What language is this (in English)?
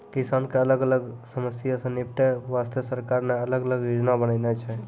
Maithili